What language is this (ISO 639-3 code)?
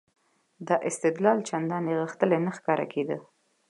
pus